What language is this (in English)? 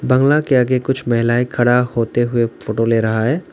Hindi